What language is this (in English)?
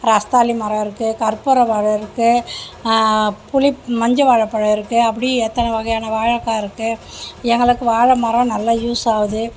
Tamil